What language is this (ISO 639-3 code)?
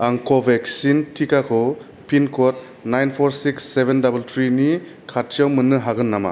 brx